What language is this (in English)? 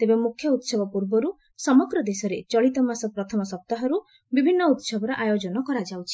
Odia